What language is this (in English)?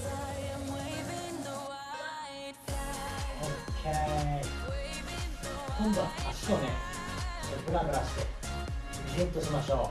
Japanese